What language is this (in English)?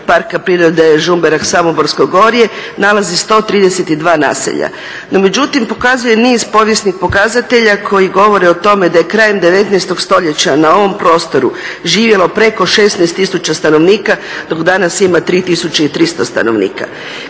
Croatian